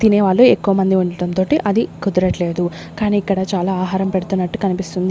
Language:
Telugu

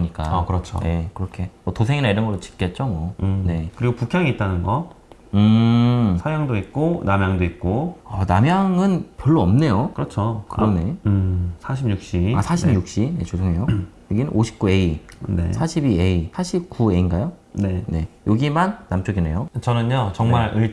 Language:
Korean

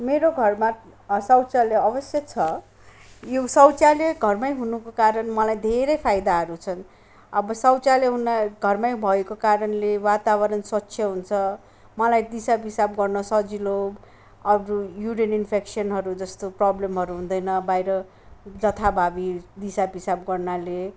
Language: Nepali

